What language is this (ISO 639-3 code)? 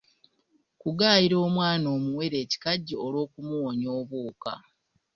lug